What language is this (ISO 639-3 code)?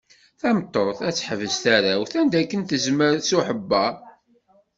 kab